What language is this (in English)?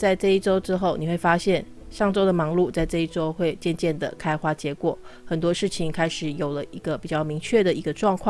Chinese